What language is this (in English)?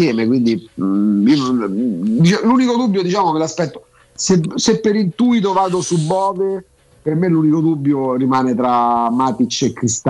Italian